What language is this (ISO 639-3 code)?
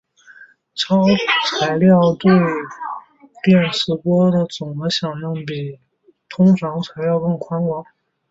zho